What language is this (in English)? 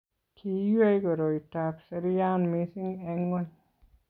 Kalenjin